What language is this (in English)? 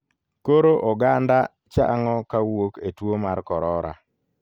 Luo (Kenya and Tanzania)